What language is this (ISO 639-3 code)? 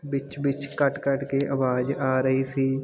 pan